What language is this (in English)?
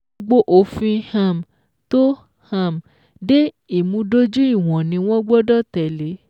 Yoruba